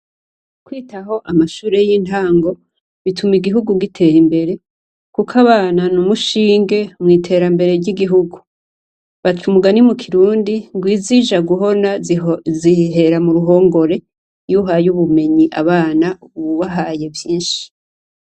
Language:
Rundi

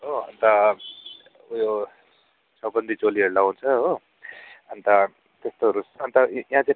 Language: Nepali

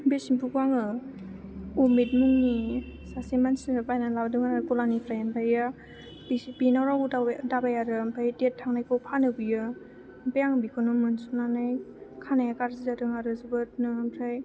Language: Bodo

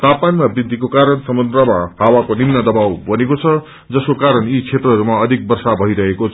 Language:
Nepali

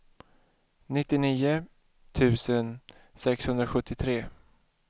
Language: Swedish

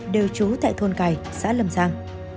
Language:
Vietnamese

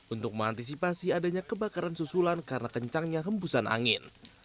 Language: Indonesian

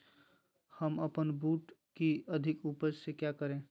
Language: Magahi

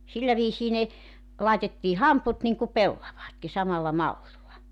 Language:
Finnish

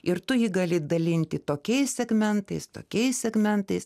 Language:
Lithuanian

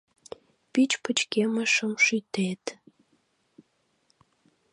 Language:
Mari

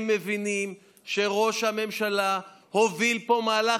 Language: Hebrew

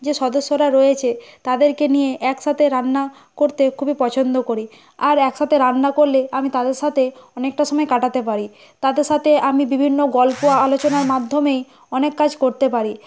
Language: Bangla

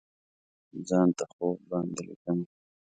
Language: Pashto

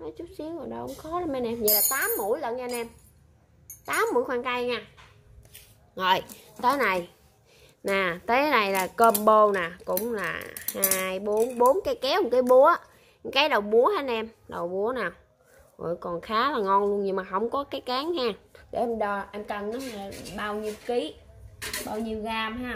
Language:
Vietnamese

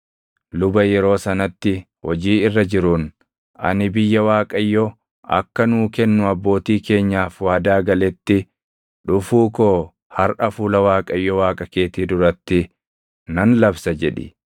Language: Oromo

